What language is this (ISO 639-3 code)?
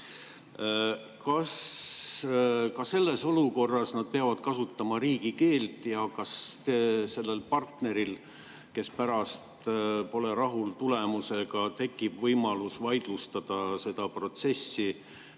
est